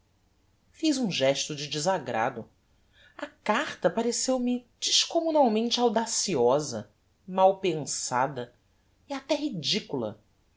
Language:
Portuguese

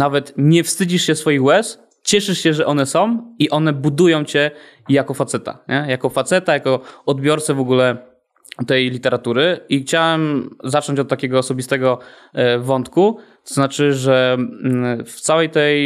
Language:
Polish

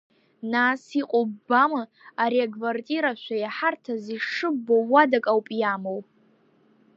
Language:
Abkhazian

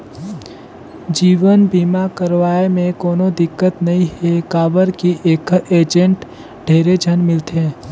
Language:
Chhattisgarhi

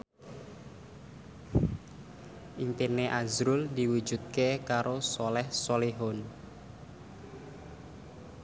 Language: Javanese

